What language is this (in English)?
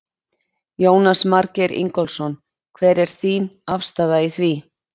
Icelandic